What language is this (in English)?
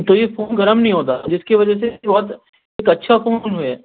Urdu